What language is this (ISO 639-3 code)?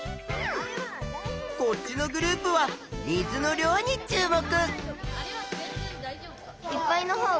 jpn